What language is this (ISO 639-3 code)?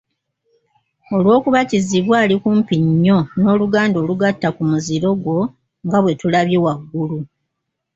lug